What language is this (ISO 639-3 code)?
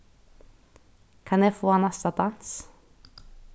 fao